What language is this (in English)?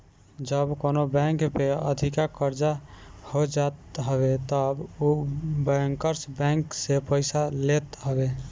Bhojpuri